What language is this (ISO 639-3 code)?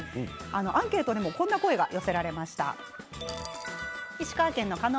jpn